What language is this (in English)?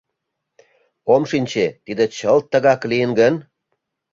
Mari